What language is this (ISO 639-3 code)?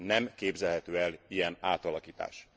hun